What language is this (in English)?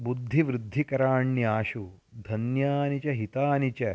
Sanskrit